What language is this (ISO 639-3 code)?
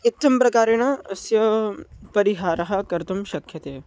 san